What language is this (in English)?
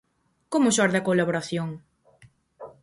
Galician